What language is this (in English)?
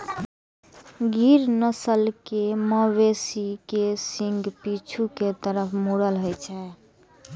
Maithili